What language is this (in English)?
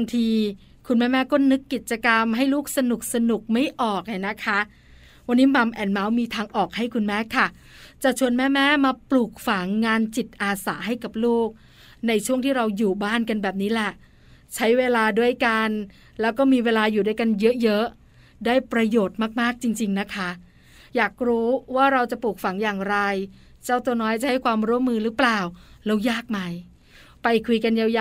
Thai